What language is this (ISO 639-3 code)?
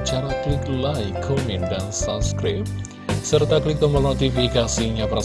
ind